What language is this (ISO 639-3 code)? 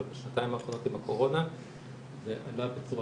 heb